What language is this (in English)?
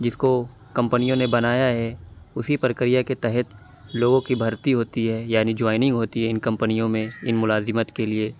Urdu